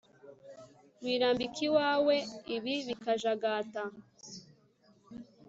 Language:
Kinyarwanda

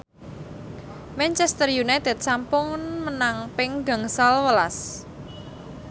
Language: Javanese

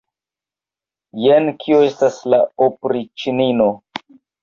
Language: Esperanto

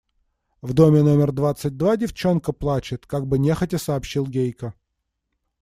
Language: Russian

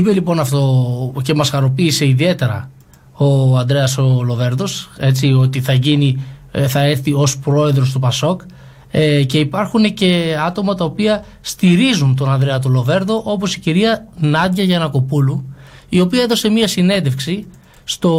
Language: Greek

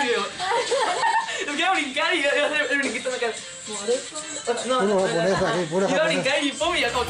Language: Spanish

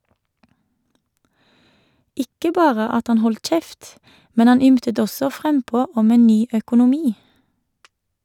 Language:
Norwegian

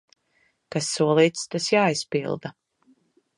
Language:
Latvian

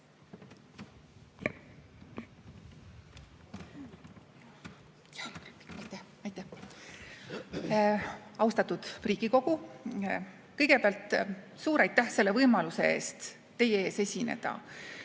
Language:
Estonian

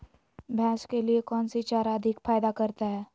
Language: Magahi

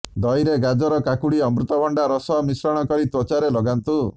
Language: Odia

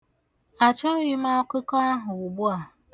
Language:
Igbo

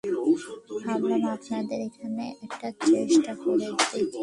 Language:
Bangla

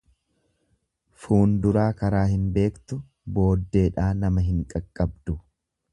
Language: Oromo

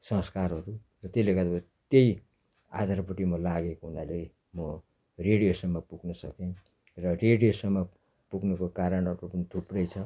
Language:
Nepali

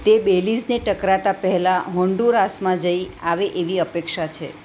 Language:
Gujarati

